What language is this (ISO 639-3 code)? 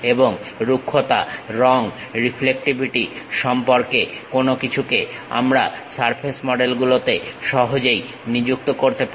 ben